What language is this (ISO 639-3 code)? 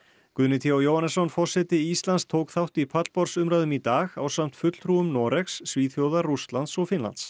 isl